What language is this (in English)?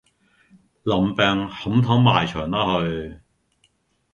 Cantonese